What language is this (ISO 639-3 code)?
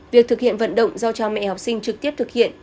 vie